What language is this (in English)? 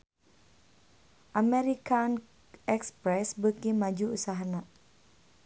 Sundanese